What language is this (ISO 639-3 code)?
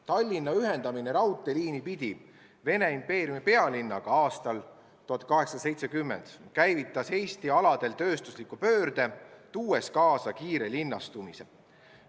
est